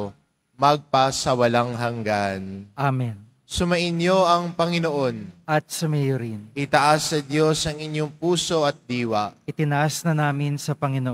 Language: Filipino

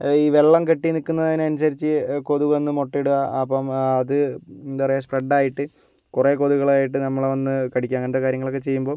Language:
Malayalam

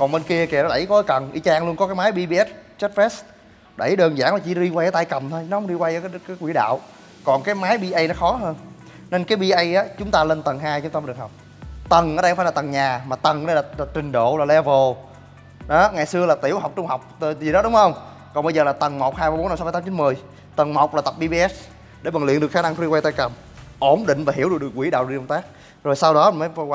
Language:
Vietnamese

